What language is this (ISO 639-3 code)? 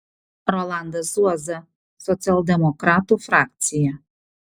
lit